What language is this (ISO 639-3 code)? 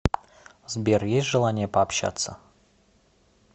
rus